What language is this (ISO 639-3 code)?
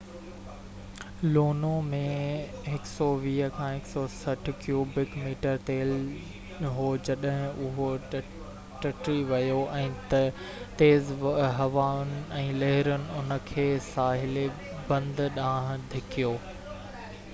snd